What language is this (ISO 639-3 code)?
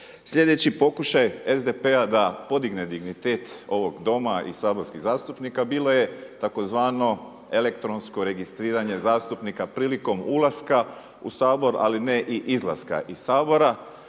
hrv